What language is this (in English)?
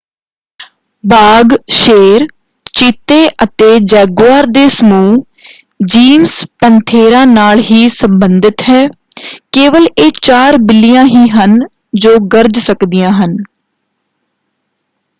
Punjabi